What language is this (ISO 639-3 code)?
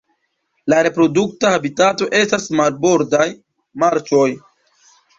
epo